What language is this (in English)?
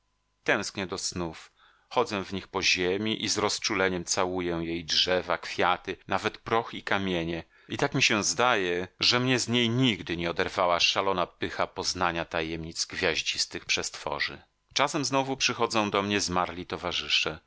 Polish